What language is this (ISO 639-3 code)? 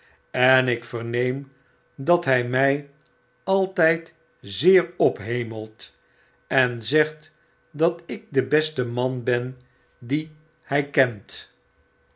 nld